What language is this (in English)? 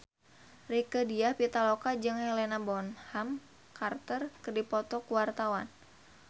Sundanese